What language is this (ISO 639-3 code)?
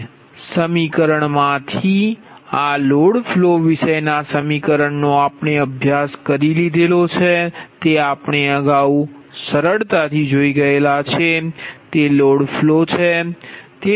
guj